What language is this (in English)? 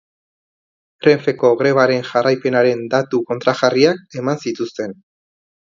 Basque